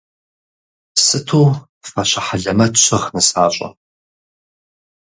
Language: Kabardian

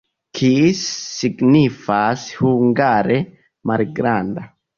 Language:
Esperanto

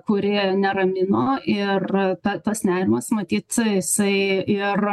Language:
Lithuanian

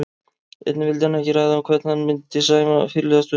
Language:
Icelandic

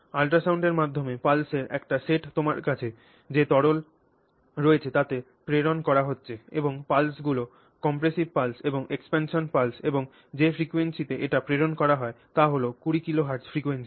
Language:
Bangla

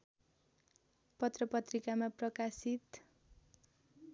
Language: Nepali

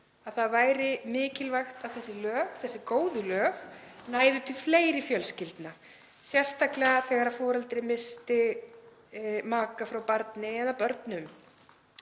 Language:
Icelandic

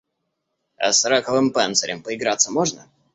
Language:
Russian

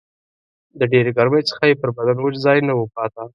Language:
Pashto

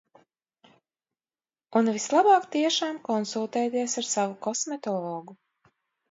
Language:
Latvian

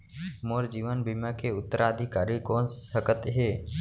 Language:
Chhattisgarhi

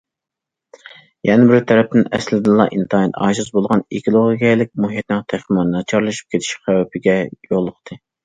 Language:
Uyghur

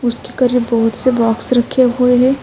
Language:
Urdu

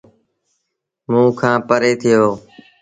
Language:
Sindhi Bhil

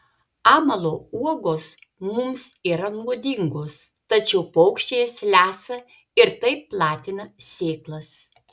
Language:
Lithuanian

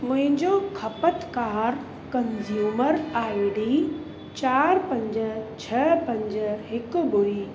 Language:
Sindhi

